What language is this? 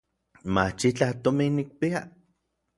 Orizaba Nahuatl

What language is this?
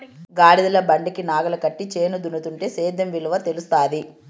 Telugu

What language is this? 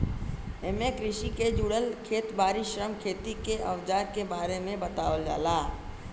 Bhojpuri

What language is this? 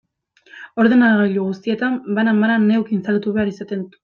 Basque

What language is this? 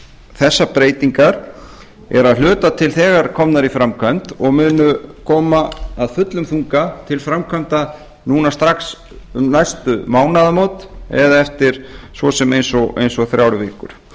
Icelandic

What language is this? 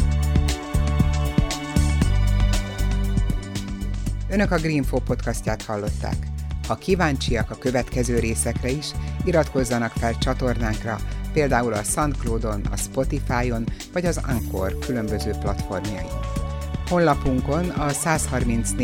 Hungarian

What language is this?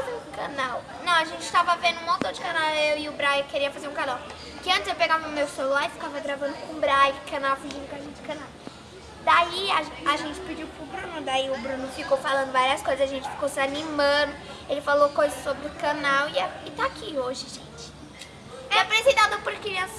Portuguese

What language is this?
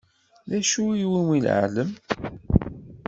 Kabyle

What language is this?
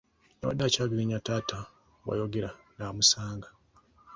Ganda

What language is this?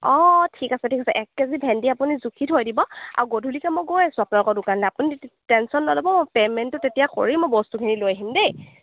Assamese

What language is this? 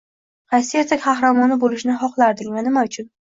Uzbek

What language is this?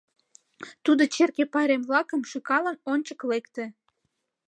Mari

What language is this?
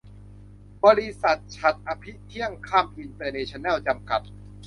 Thai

